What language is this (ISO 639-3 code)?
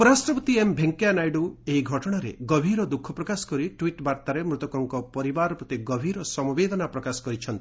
ori